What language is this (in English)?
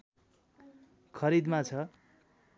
Nepali